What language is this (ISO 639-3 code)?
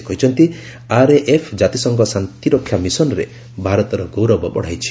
ori